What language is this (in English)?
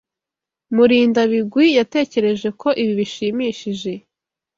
Kinyarwanda